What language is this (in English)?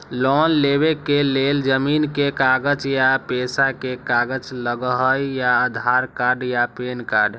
Magahi